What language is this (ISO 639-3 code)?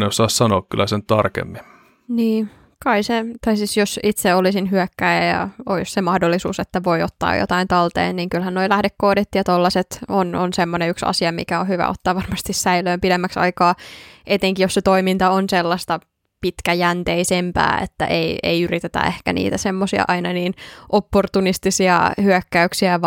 fin